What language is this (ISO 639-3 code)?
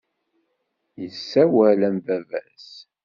kab